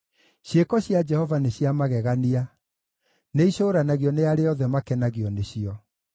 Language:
Kikuyu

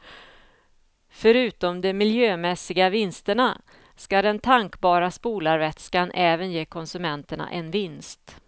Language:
Swedish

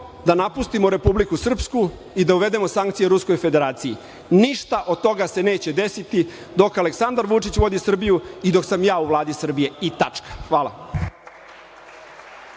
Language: Serbian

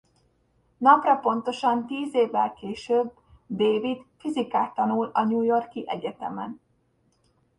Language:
Hungarian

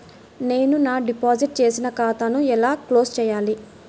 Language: Telugu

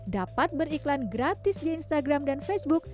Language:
Indonesian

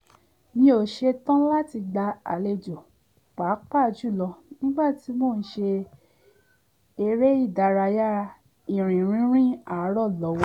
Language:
Yoruba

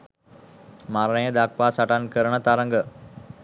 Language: Sinhala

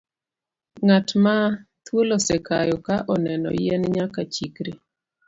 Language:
Luo (Kenya and Tanzania)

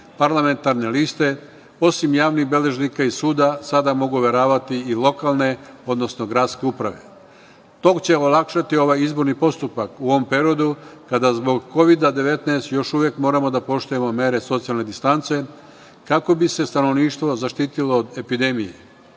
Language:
Serbian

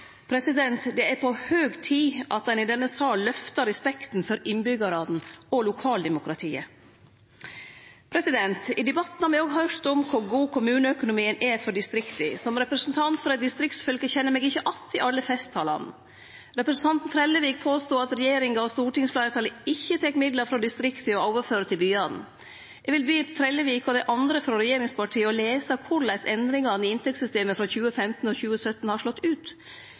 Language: Norwegian Nynorsk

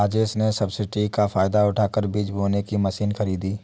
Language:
Hindi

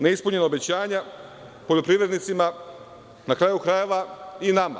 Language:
Serbian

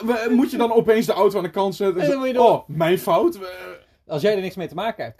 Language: Dutch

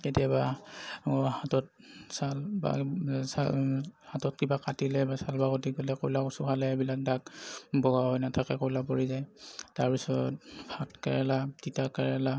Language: Assamese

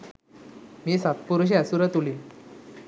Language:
Sinhala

